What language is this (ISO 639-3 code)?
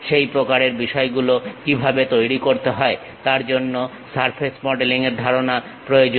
ben